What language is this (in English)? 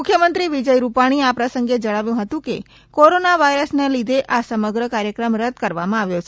Gujarati